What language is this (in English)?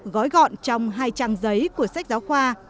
Vietnamese